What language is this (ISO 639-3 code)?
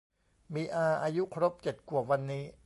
tha